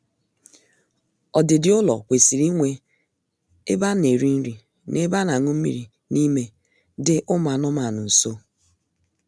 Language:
Igbo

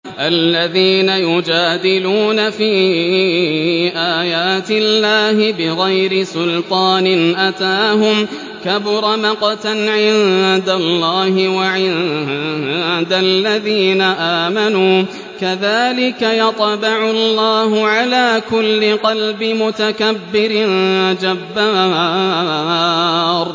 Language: Arabic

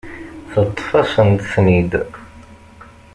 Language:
Kabyle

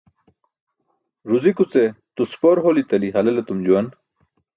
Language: Burushaski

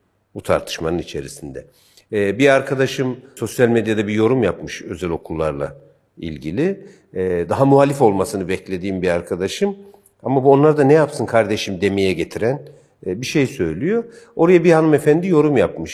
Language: Turkish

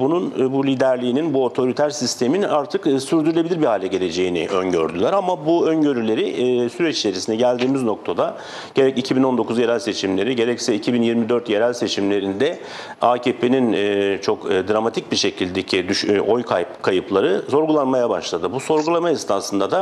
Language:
Turkish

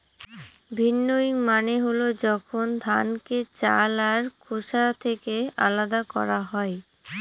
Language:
Bangla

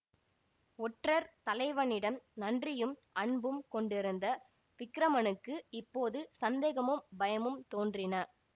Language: Tamil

